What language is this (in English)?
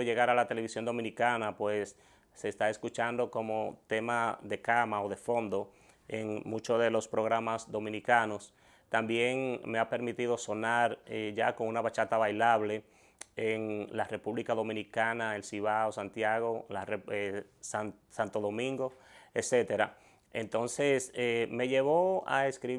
Spanish